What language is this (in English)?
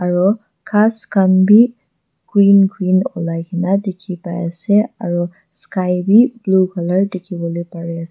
Naga Pidgin